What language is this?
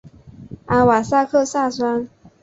Chinese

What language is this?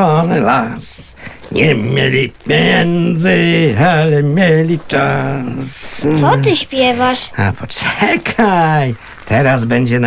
Polish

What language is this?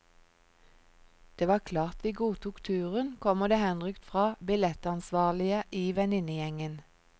Norwegian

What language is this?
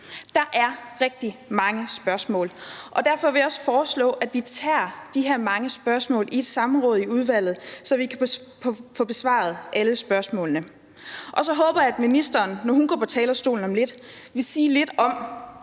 Danish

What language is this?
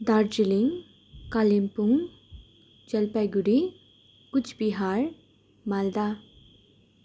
Nepali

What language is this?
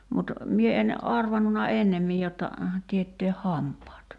Finnish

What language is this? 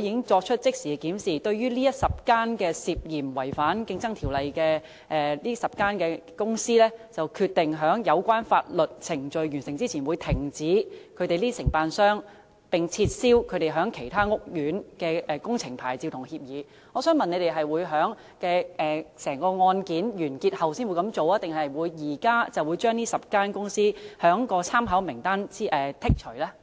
Cantonese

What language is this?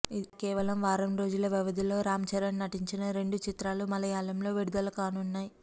Telugu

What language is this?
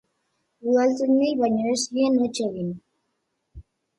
Basque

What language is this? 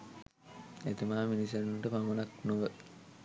Sinhala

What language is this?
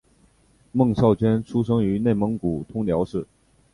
Chinese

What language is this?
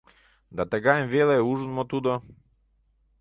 Mari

